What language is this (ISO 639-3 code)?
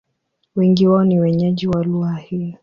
swa